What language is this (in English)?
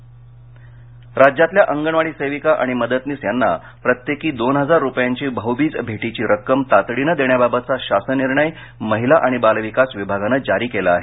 Marathi